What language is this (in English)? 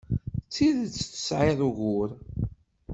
Kabyle